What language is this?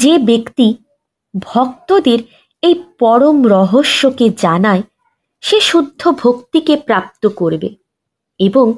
Bangla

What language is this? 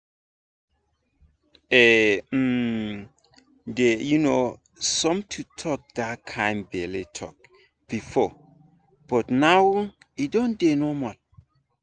Nigerian Pidgin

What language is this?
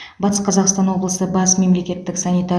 Kazakh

